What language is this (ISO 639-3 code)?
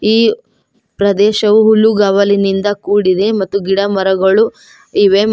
kan